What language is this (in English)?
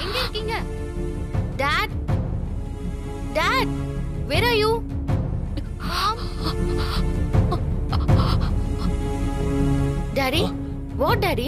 Tamil